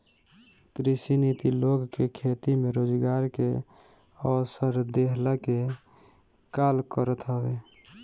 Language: Bhojpuri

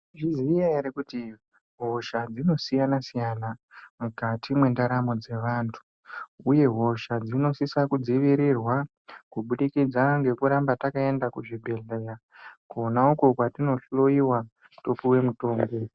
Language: Ndau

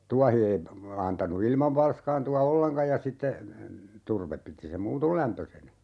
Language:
Finnish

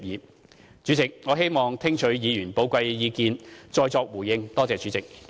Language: Cantonese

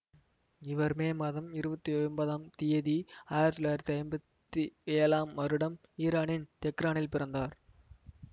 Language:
Tamil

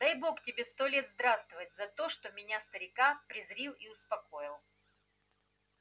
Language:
Russian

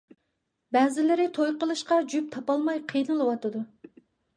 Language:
Uyghur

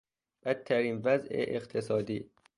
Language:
Persian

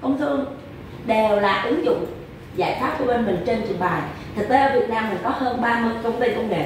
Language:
Vietnamese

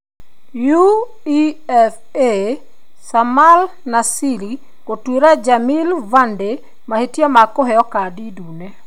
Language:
Kikuyu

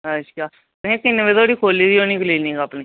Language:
Dogri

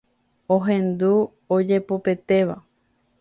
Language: Guarani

